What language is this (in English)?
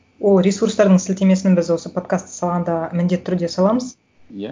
Kazakh